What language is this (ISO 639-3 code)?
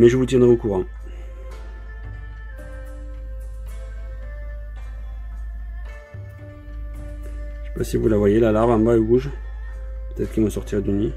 fra